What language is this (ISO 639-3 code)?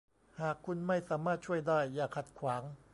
tha